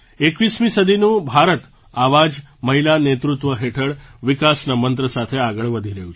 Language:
Gujarati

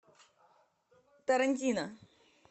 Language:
Russian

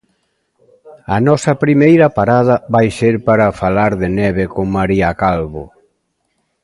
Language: Galician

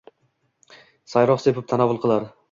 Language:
Uzbek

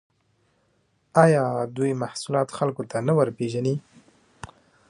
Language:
Pashto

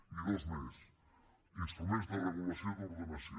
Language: Catalan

